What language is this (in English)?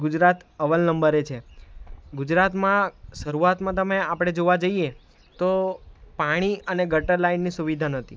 Gujarati